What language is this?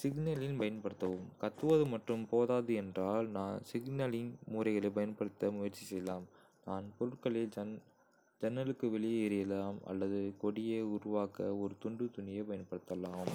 Kota (India)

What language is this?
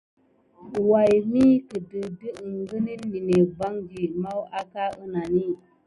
Gidar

